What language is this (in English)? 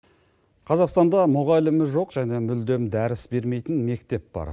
Kazakh